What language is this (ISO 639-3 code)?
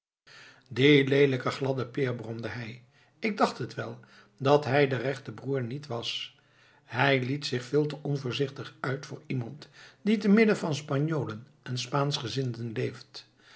nld